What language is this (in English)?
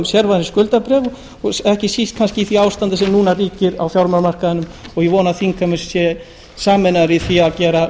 Icelandic